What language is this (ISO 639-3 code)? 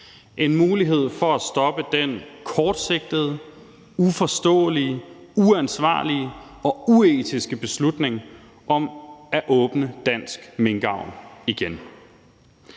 dan